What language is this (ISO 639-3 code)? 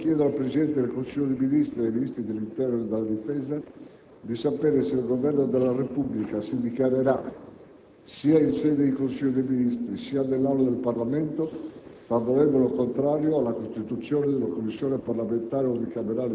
ita